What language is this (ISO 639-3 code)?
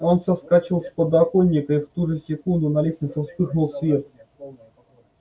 rus